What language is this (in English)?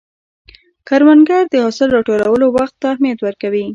Pashto